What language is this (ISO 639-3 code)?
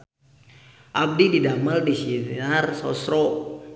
sun